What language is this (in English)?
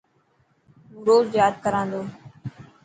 Dhatki